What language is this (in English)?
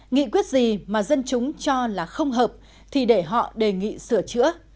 Vietnamese